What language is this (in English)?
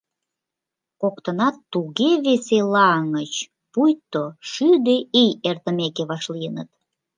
Mari